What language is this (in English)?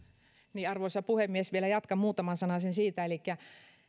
Finnish